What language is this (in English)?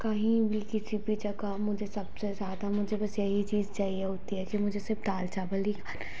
Hindi